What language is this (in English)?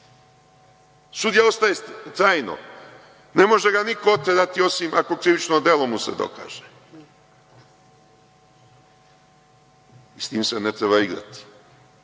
Serbian